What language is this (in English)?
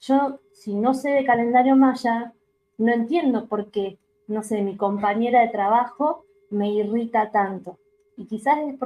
Spanish